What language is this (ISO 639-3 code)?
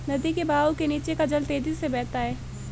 hin